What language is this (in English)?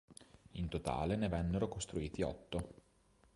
Italian